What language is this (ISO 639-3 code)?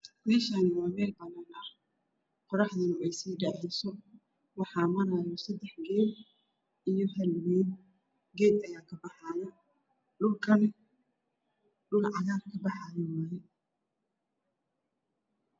som